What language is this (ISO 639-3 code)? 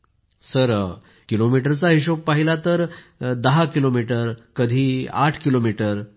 mar